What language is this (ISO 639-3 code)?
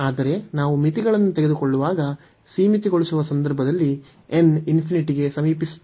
kan